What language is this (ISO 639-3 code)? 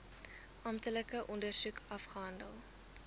afr